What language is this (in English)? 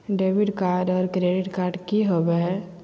Magahi